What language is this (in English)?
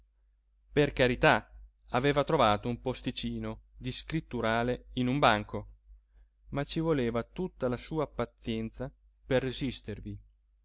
Italian